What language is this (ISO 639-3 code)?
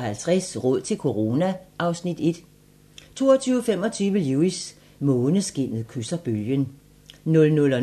dan